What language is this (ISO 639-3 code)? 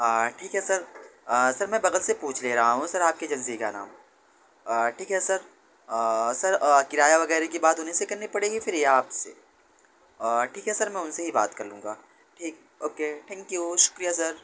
urd